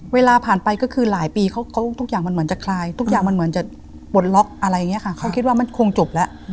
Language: Thai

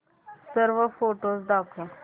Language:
Marathi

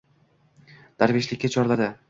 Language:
Uzbek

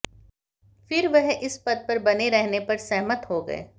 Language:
Hindi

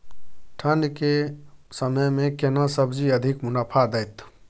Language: Maithili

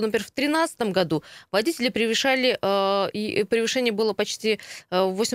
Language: Russian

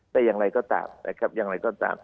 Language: Thai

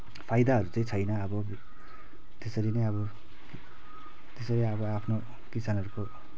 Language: Nepali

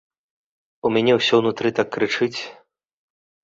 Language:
Belarusian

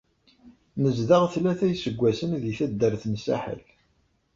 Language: Kabyle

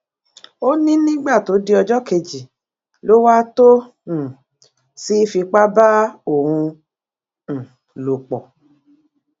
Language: Yoruba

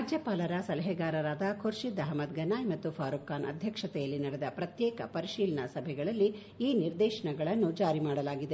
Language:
Kannada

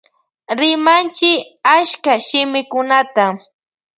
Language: Loja Highland Quichua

